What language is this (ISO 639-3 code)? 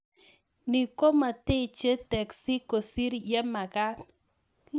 kln